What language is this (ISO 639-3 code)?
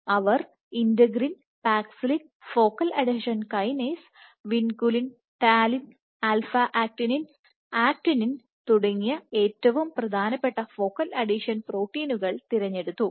mal